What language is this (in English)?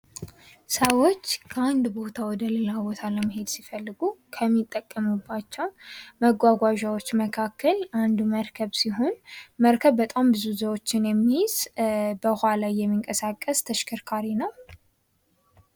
Amharic